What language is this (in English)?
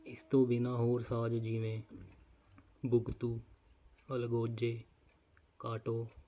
Punjabi